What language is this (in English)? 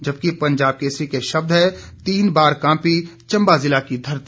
Hindi